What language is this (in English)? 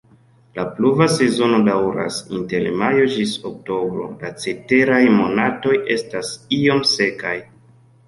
Esperanto